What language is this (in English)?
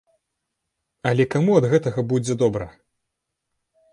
Belarusian